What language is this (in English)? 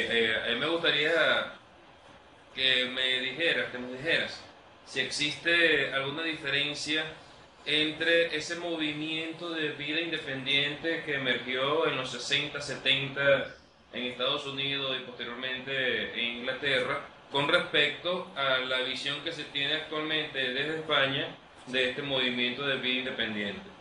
Spanish